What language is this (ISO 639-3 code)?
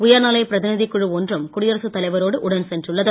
tam